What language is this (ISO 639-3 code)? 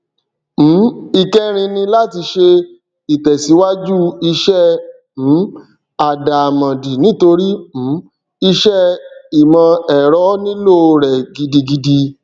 yor